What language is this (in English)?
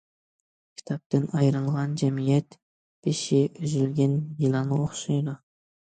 Uyghur